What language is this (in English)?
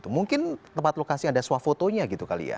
Indonesian